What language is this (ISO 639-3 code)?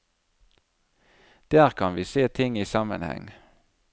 nor